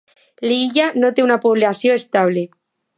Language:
Catalan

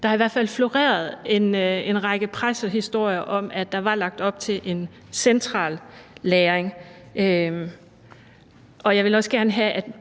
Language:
Danish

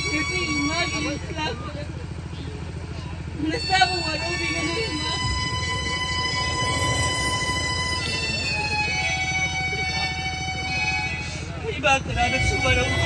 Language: Arabic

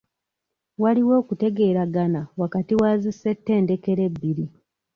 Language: Ganda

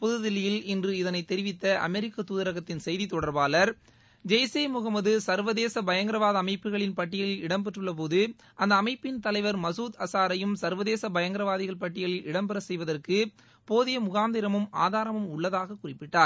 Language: Tamil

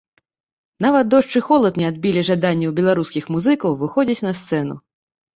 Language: Belarusian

